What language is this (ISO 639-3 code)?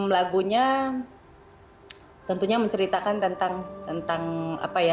ind